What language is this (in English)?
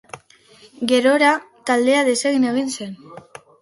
Basque